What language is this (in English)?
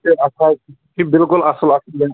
Kashmiri